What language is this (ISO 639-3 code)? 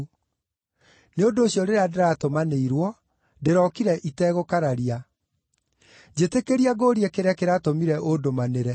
kik